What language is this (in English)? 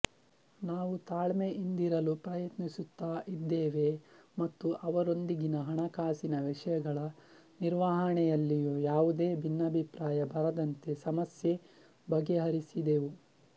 Kannada